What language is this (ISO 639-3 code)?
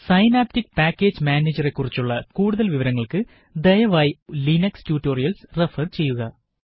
mal